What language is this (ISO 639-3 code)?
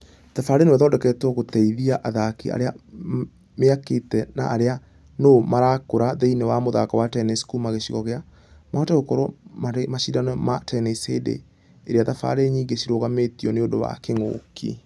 kik